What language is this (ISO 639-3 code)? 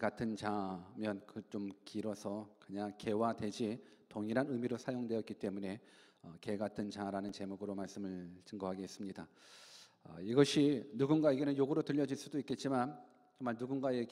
kor